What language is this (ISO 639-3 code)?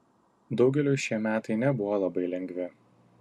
lit